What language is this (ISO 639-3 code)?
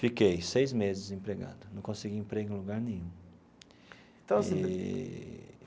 por